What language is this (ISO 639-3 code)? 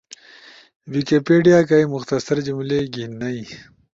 ush